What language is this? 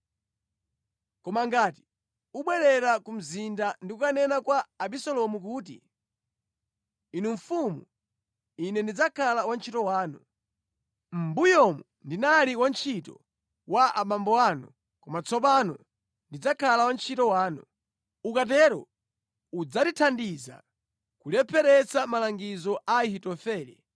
Nyanja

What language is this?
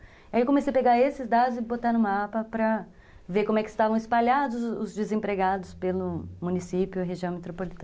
Portuguese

